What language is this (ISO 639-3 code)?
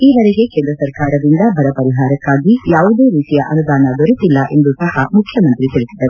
kan